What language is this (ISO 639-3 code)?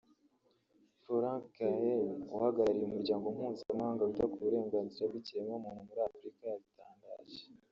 kin